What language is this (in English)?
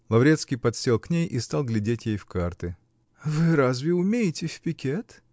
Russian